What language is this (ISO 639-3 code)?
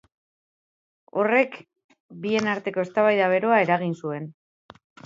eus